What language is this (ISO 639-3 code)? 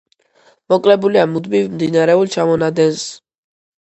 kat